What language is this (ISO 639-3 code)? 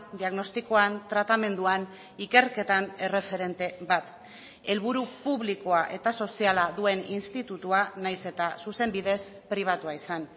eus